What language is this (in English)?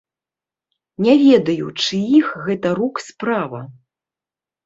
Belarusian